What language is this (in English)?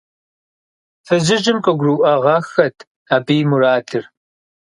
Kabardian